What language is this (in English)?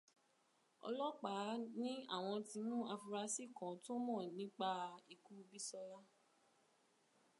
Yoruba